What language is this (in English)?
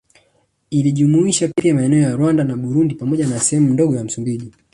Swahili